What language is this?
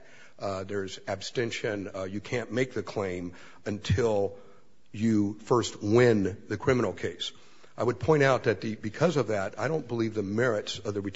English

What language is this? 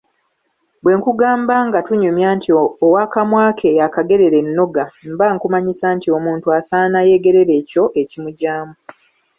Ganda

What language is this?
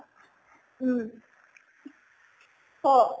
Assamese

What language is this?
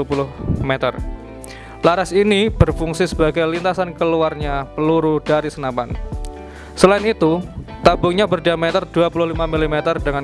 Indonesian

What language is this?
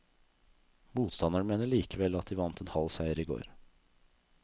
Norwegian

